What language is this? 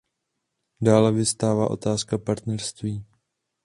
Czech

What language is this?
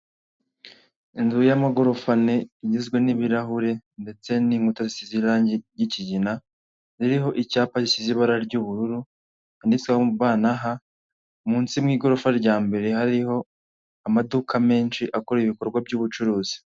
Kinyarwanda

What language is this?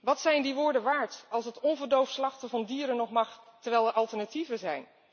Dutch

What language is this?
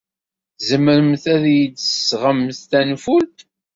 Kabyle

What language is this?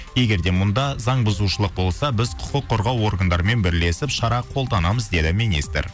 Kazakh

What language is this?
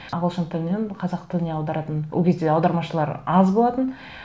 Kazakh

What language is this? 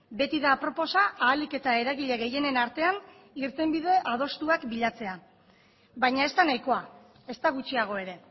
Basque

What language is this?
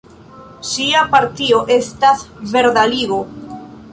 Esperanto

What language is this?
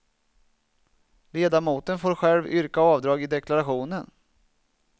Swedish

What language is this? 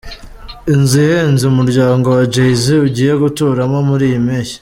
Kinyarwanda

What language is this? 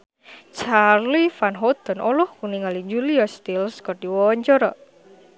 Sundanese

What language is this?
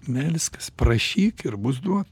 Lithuanian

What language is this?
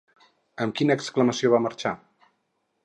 Catalan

